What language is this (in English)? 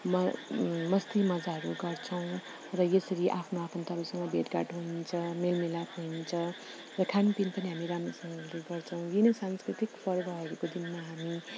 Nepali